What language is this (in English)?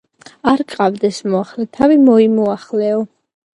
Georgian